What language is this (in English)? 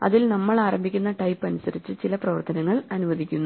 Malayalam